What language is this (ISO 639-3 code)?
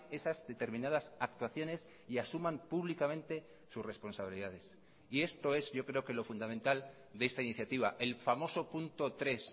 spa